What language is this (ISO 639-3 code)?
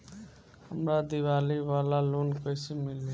bho